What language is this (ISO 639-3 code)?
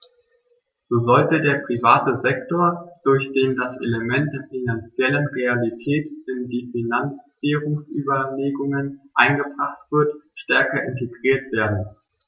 deu